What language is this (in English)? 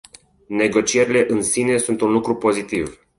Romanian